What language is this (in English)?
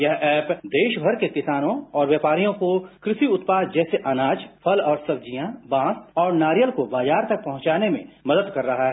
Hindi